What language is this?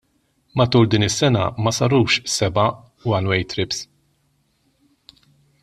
Maltese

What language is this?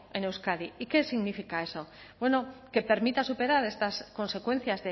Spanish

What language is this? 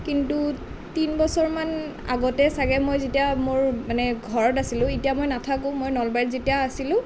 Assamese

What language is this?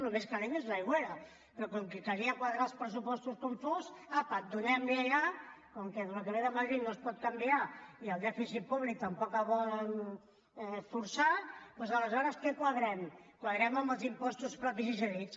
Catalan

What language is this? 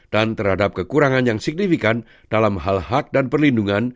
Indonesian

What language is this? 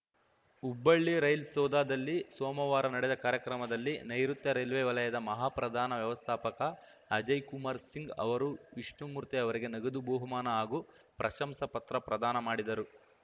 Kannada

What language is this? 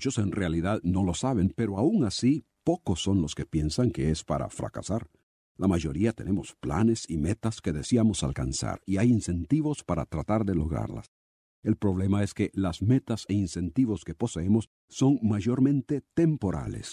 Spanish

